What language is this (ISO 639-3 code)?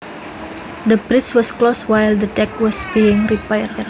jav